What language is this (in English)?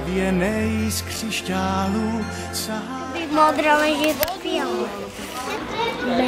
Czech